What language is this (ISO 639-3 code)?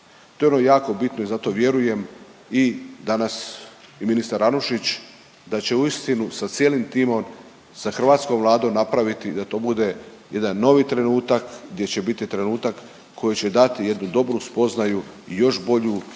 hrv